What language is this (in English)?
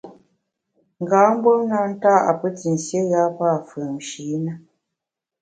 Bamun